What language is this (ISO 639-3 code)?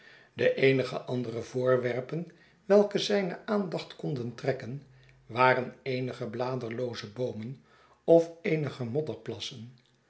nld